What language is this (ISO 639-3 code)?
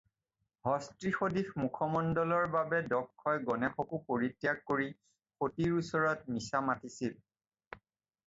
asm